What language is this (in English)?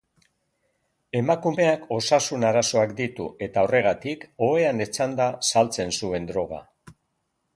Basque